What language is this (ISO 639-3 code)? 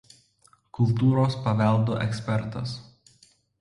lit